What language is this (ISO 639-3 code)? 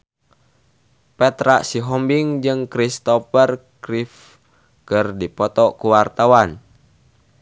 sun